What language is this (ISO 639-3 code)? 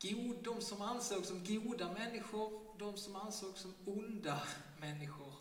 swe